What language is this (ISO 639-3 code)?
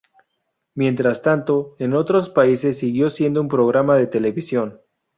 spa